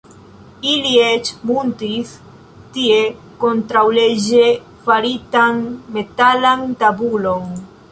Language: Esperanto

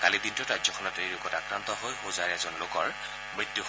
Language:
Assamese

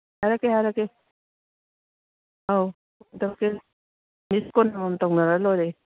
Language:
Manipuri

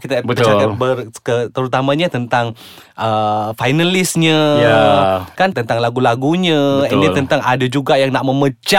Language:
Malay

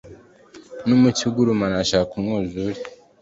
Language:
Kinyarwanda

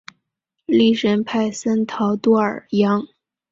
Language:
Chinese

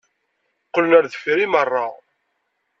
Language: Kabyle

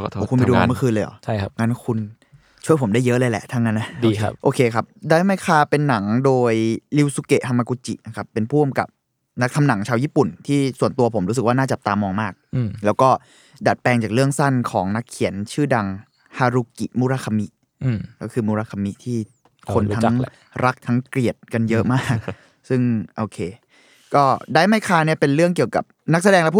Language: Thai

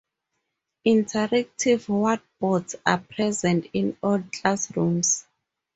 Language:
English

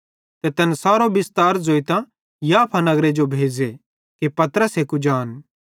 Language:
Bhadrawahi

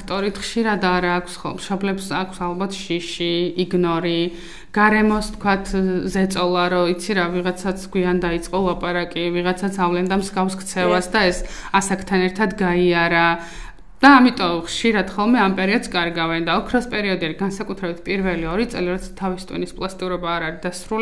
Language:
Romanian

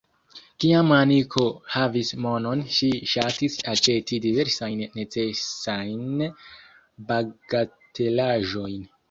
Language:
Esperanto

